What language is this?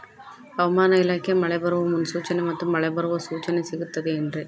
Kannada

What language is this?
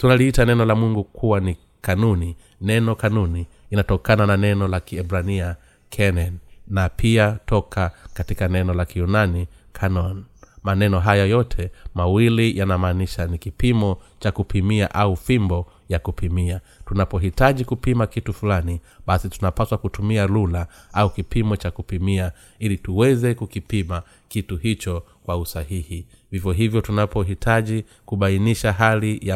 Swahili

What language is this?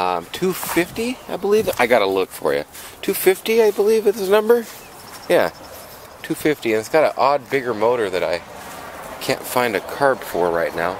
English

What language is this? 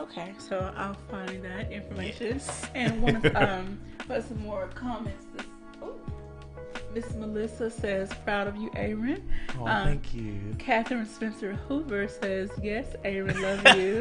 English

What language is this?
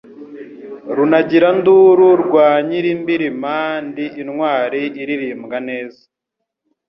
Kinyarwanda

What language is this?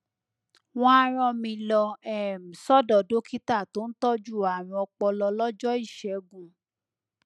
Yoruba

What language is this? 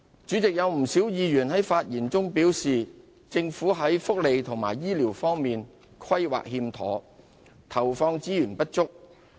Cantonese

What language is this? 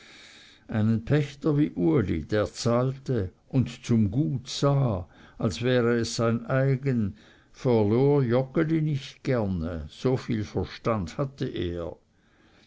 German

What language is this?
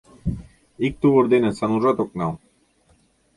Mari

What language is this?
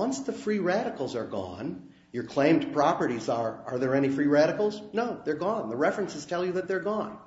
English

